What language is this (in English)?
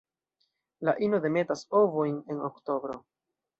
Esperanto